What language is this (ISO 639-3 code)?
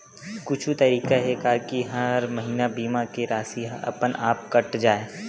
hne